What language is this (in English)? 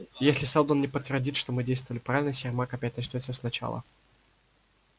Russian